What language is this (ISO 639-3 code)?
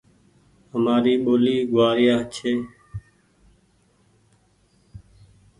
gig